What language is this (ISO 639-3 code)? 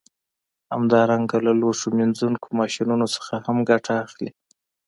pus